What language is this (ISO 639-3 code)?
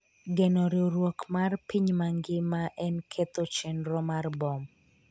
luo